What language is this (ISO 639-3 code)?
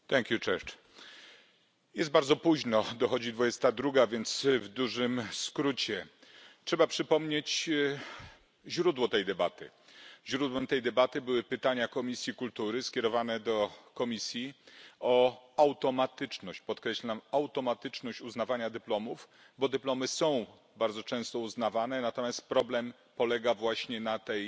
pol